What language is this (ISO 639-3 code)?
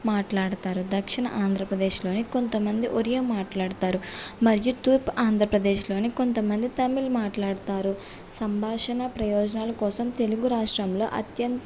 tel